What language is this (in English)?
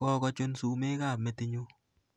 Kalenjin